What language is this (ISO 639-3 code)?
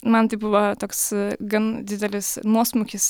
lit